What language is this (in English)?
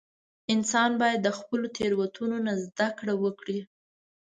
Pashto